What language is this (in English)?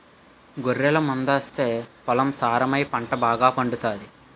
Telugu